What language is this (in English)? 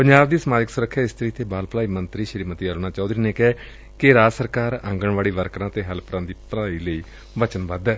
Punjabi